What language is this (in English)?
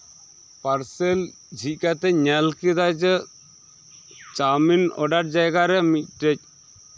Santali